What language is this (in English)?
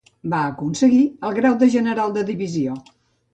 Catalan